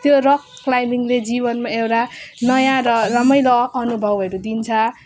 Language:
Nepali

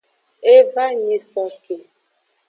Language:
Aja (Benin)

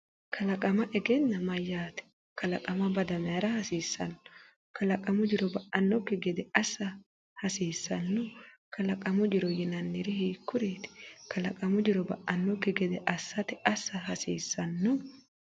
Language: Sidamo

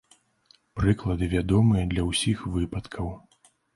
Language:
Belarusian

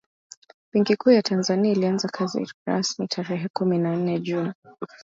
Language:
Swahili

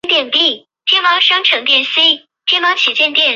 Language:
Chinese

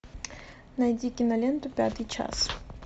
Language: Russian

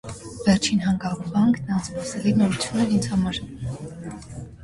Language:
Armenian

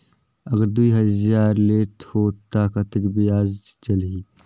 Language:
Chhattisgarhi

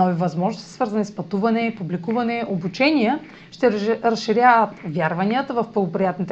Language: Bulgarian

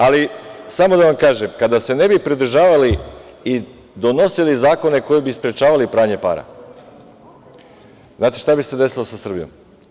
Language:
Serbian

